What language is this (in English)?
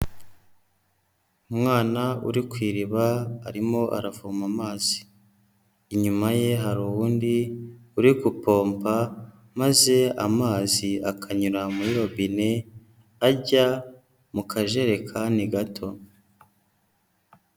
Kinyarwanda